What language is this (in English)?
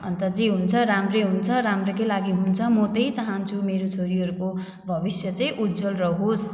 Nepali